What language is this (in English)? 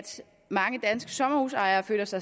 Danish